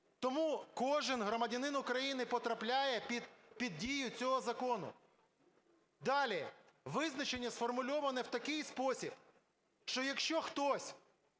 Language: Ukrainian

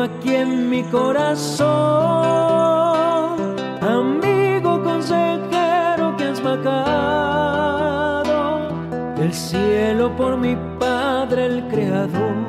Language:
Spanish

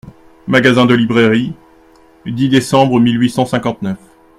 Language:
French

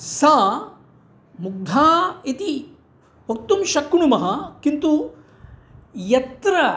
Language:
Sanskrit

